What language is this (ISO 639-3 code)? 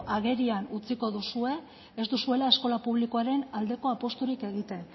eus